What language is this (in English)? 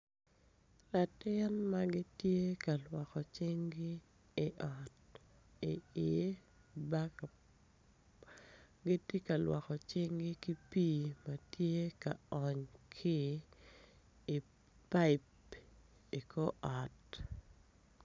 Acoli